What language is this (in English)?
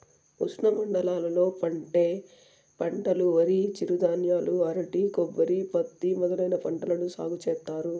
Telugu